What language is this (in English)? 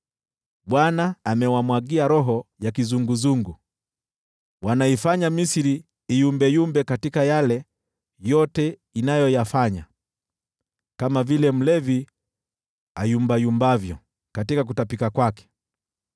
Swahili